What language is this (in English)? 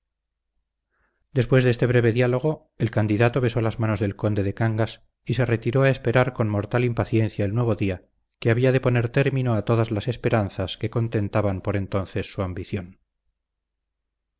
Spanish